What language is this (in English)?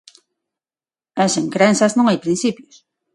Galician